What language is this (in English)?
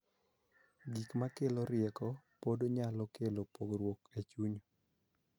Luo (Kenya and Tanzania)